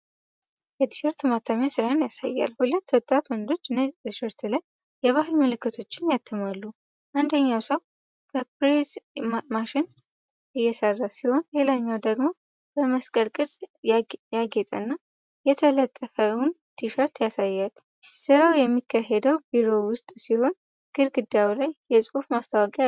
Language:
Amharic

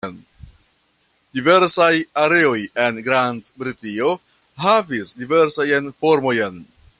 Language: Esperanto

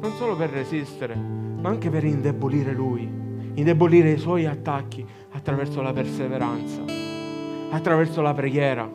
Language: Italian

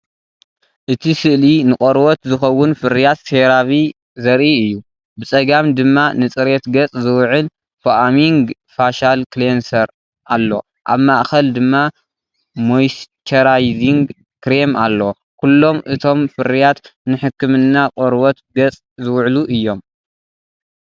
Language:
Tigrinya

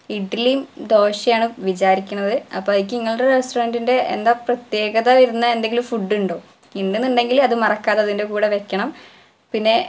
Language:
Malayalam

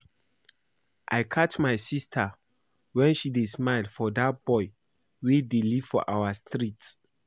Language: Nigerian Pidgin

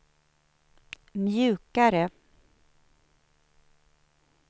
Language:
Swedish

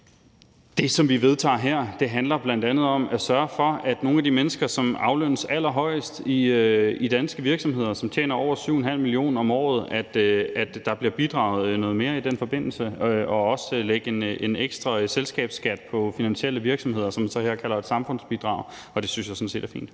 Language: Danish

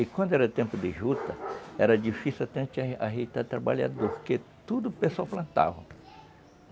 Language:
Portuguese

